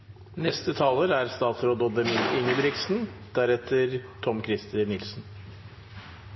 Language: Norwegian Bokmål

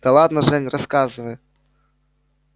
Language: Russian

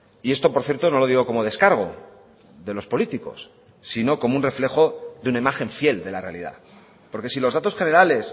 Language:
Spanish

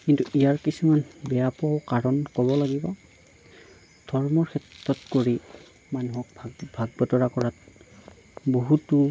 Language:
Assamese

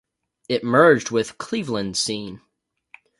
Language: English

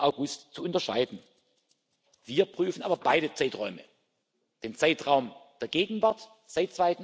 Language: German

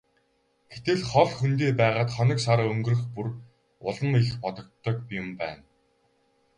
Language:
Mongolian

